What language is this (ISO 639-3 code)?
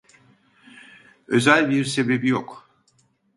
tur